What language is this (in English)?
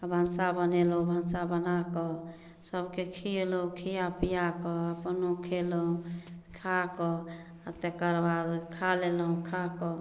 Maithili